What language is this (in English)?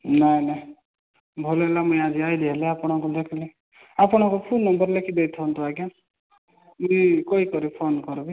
Odia